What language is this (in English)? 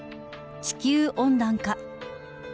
Japanese